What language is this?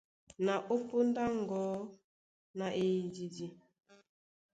Duala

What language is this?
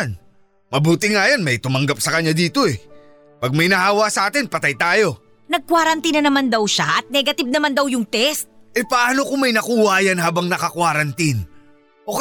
Filipino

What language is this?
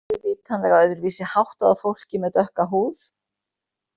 Icelandic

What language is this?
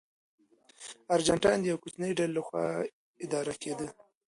Pashto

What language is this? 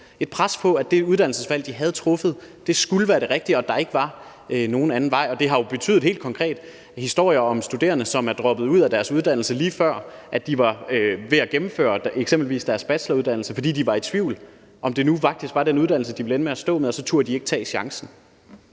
Danish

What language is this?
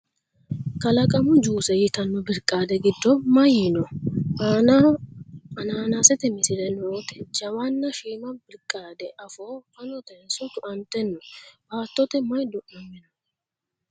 Sidamo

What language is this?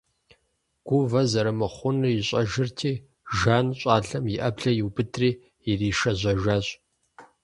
Kabardian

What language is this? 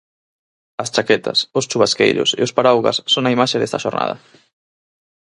Galician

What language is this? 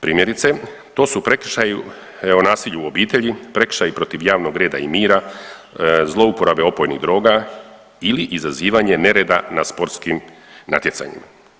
Croatian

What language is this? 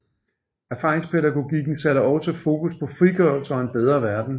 Danish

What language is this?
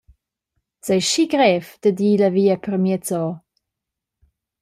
Romansh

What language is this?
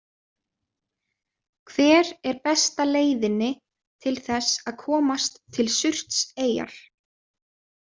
Icelandic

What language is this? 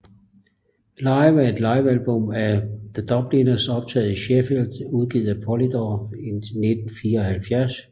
Danish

